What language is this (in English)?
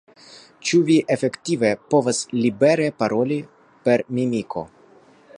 Esperanto